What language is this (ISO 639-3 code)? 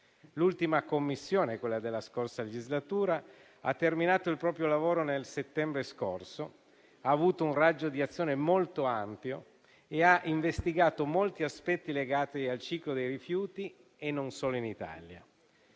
ita